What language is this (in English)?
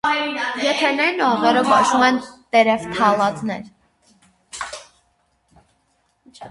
Armenian